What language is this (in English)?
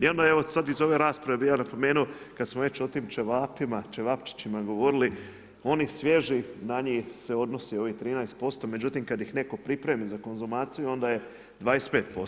Croatian